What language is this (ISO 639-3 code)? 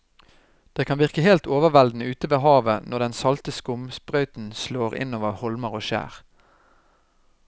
nor